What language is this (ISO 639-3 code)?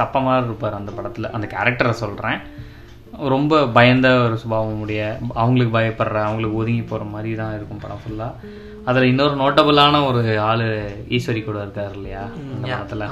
tam